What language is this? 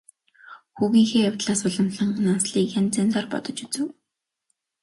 Mongolian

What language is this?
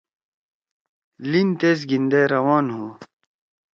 Torwali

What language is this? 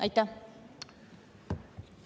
Estonian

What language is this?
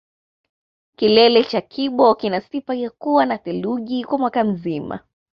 Swahili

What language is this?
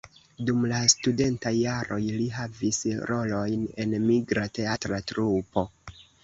Esperanto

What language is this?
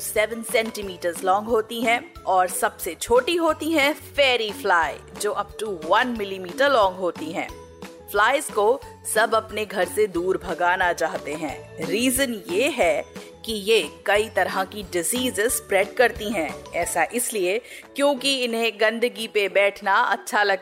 Hindi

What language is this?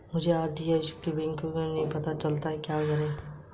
Hindi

